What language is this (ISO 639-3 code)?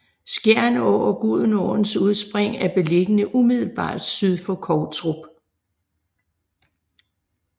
dan